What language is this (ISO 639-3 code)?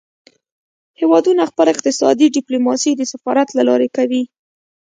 pus